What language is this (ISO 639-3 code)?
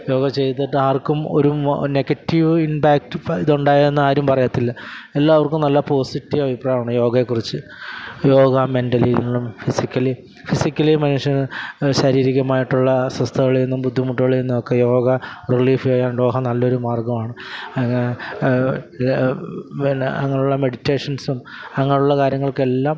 mal